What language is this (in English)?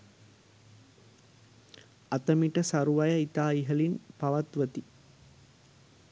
Sinhala